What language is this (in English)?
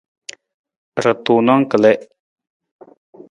Nawdm